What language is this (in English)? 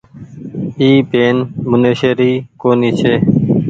Goaria